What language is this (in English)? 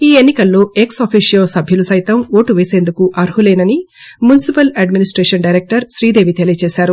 Telugu